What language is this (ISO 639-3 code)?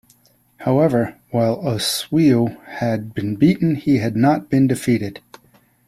eng